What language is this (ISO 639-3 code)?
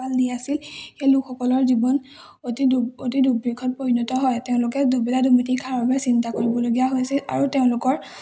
asm